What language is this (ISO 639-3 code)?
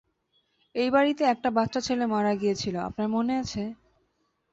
ben